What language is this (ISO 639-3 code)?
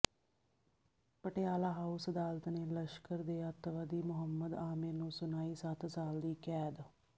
pan